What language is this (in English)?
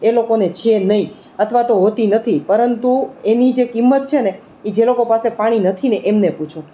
Gujarati